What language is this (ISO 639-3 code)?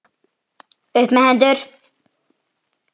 isl